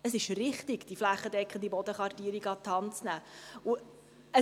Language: Swiss German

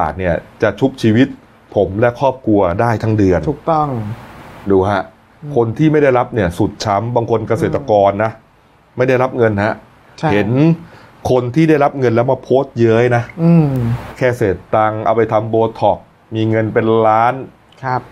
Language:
Thai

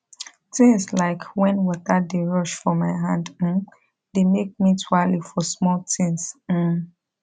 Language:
Nigerian Pidgin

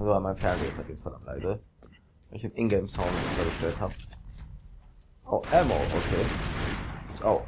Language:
German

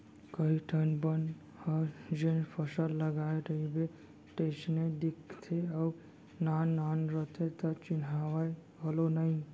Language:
Chhattisgarhi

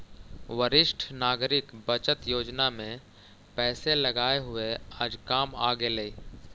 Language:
Magahi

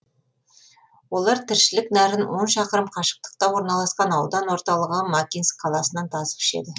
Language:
Kazakh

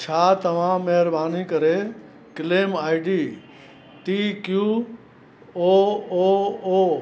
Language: Sindhi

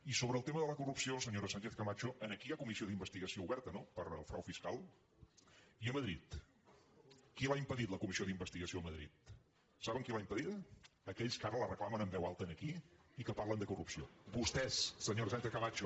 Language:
Catalan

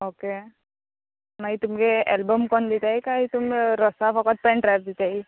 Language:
Konkani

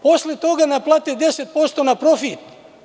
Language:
Serbian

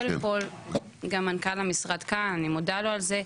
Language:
Hebrew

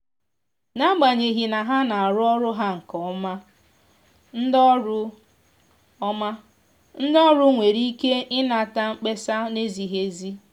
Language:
Igbo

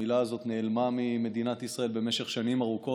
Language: Hebrew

